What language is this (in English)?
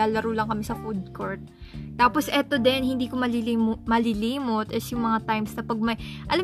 Filipino